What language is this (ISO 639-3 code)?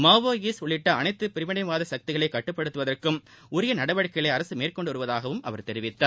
tam